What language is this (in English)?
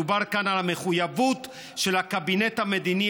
Hebrew